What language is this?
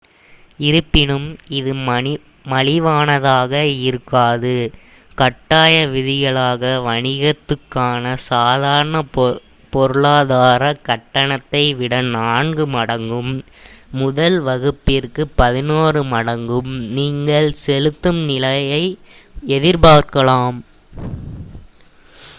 Tamil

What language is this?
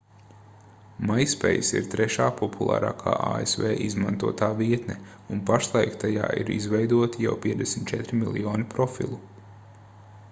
Latvian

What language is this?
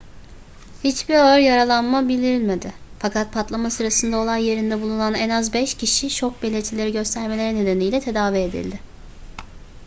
Turkish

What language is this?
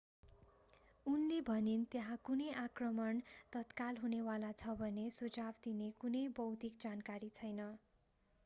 Nepali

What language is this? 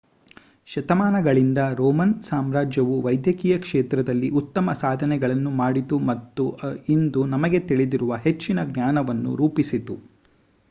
Kannada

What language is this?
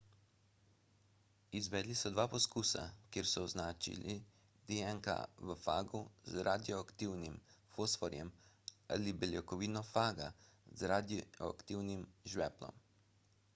Slovenian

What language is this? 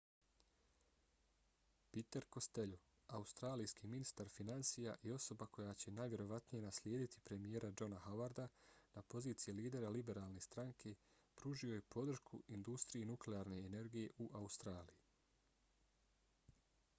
Bosnian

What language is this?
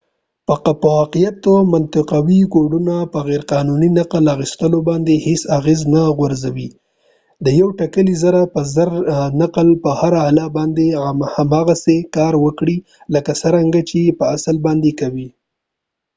Pashto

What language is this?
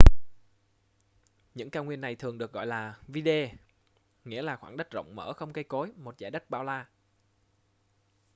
Vietnamese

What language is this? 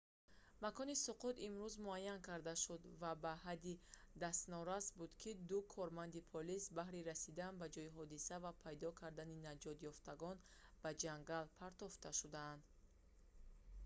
Tajik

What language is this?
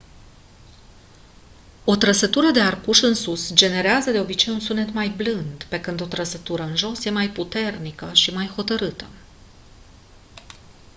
Romanian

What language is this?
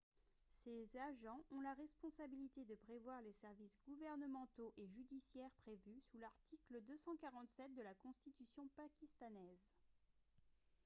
French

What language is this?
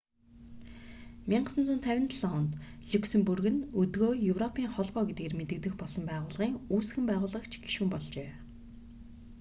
Mongolian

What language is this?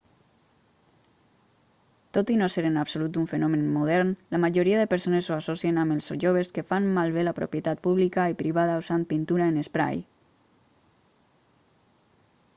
Catalan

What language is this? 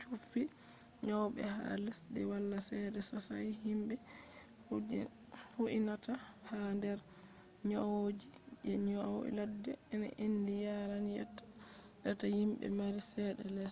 Fula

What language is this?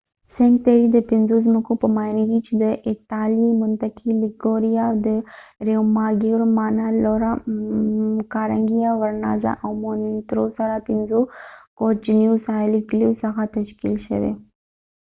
Pashto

